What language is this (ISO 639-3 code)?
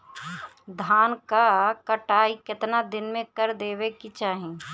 bho